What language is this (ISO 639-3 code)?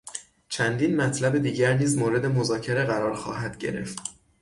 fas